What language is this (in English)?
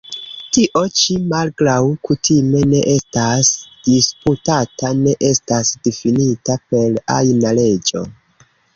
Esperanto